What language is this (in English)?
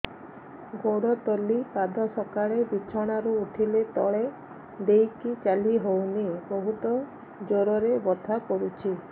Odia